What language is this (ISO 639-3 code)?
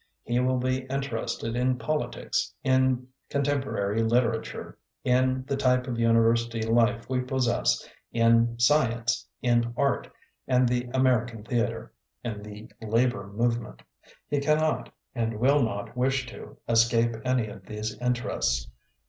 eng